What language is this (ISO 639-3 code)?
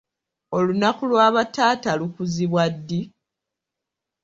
lug